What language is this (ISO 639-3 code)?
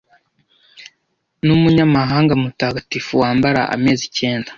kin